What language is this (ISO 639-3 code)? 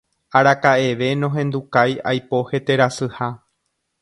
grn